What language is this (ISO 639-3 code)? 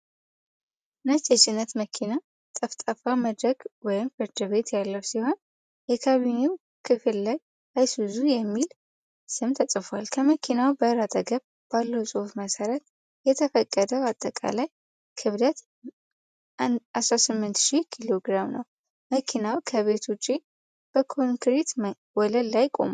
amh